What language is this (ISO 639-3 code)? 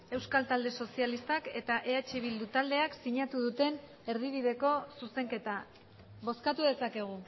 eus